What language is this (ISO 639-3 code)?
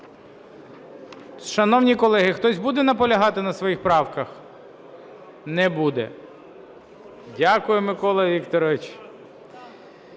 ukr